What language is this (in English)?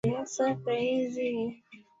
Swahili